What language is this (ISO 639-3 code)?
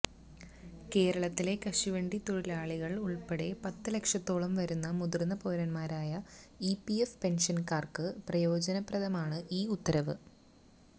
mal